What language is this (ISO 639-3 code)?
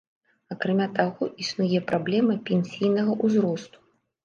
bel